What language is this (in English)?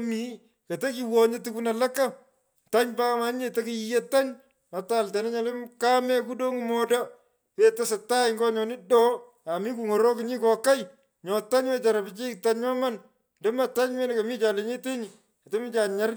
Pökoot